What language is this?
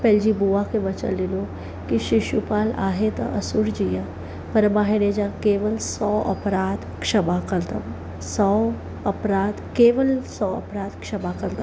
Sindhi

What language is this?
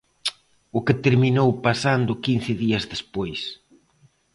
Galician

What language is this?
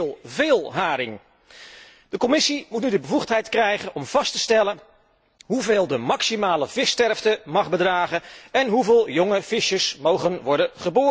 Dutch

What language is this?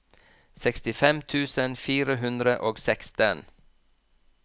Norwegian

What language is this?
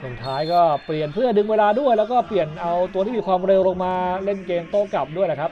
Thai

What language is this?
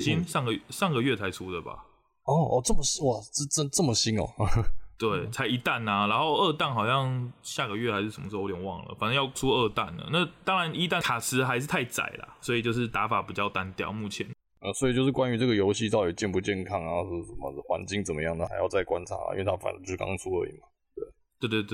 Chinese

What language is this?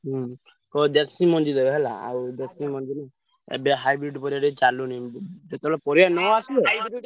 Odia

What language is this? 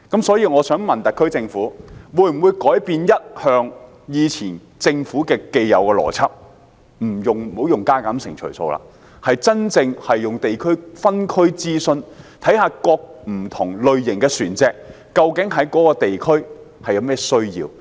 Cantonese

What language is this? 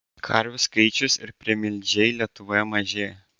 Lithuanian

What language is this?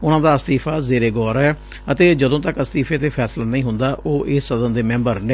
Punjabi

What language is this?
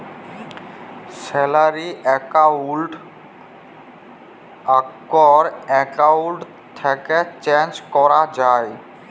Bangla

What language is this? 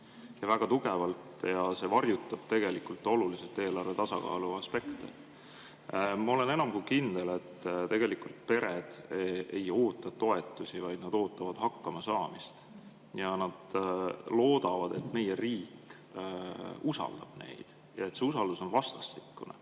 Estonian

